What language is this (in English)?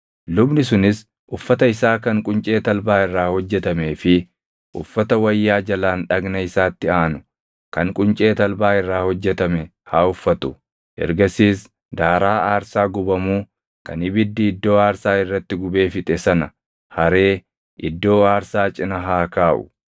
Oromo